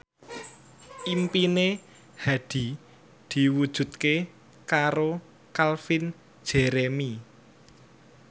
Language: Javanese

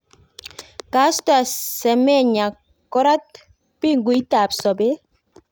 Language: Kalenjin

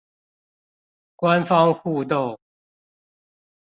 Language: Chinese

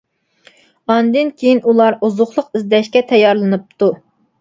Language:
Uyghur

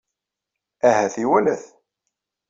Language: Kabyle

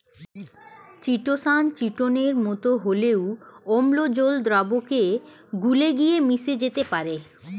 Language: Bangla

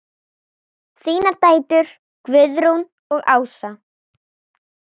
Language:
Icelandic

